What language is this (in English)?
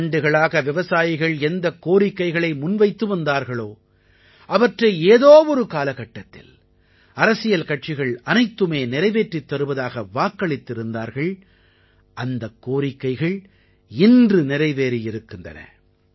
Tamil